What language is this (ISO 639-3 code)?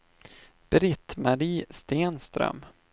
swe